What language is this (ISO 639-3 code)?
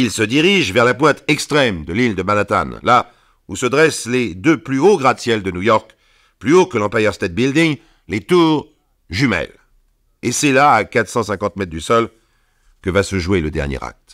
fra